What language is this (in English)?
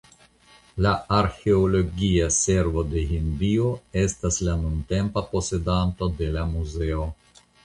Esperanto